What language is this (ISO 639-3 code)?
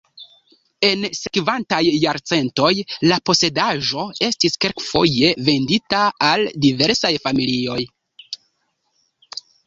epo